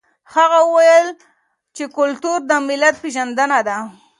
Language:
Pashto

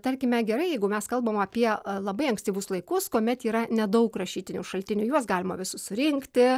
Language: Lithuanian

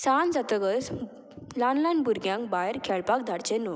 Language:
Konkani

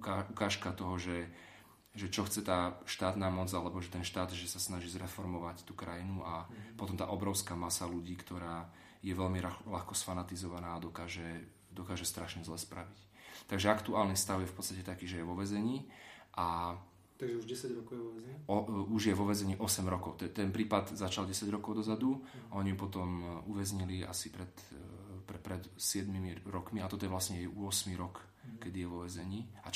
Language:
Slovak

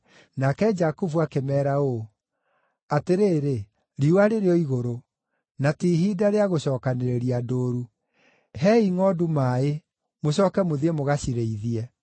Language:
Kikuyu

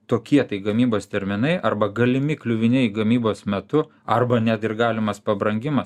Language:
Lithuanian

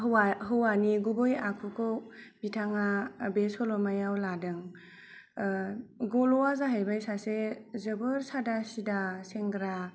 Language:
Bodo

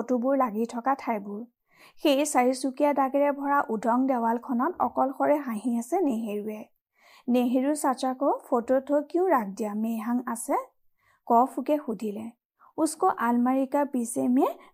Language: Hindi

